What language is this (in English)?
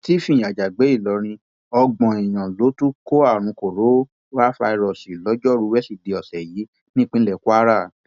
Yoruba